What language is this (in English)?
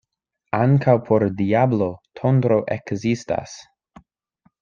Esperanto